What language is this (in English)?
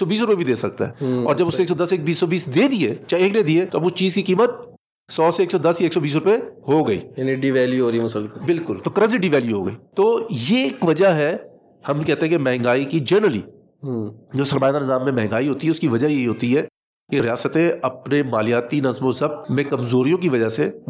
Urdu